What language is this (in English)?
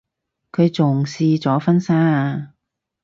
Cantonese